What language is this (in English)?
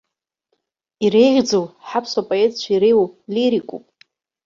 Abkhazian